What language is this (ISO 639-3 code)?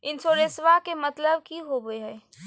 mag